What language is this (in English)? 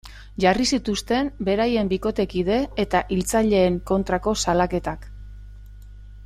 Basque